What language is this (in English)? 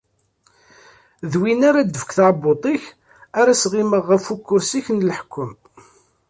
Kabyle